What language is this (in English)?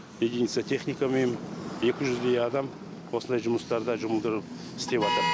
Kazakh